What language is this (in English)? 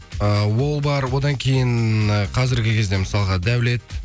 Kazakh